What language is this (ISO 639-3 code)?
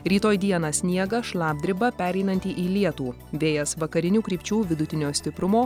lit